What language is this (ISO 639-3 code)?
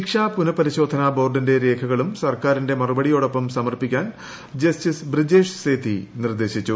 mal